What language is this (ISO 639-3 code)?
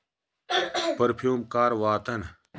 kas